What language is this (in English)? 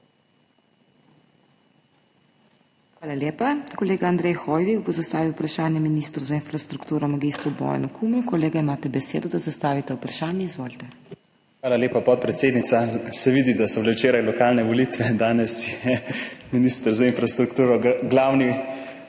Slovenian